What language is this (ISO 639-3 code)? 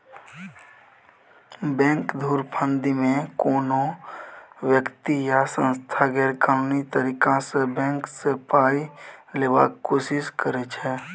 mai